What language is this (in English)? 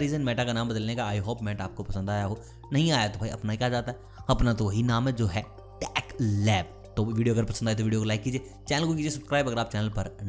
Hindi